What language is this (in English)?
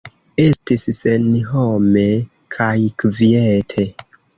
Esperanto